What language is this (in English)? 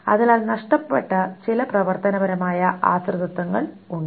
Malayalam